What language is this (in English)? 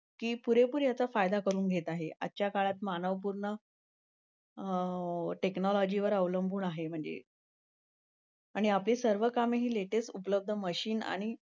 Marathi